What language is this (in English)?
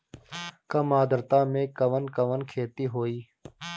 Bhojpuri